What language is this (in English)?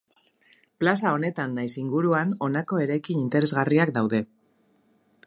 Basque